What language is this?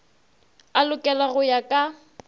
Northern Sotho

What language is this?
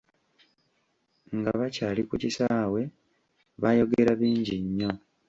Ganda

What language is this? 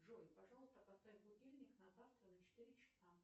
Russian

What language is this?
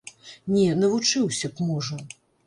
Belarusian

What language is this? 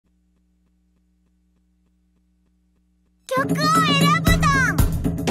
English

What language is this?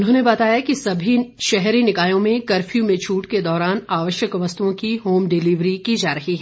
Hindi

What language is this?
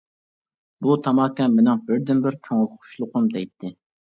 Uyghur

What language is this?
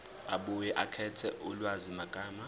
Zulu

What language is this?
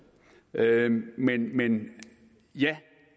Danish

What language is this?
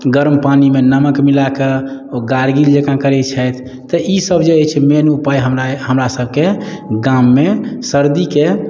Maithili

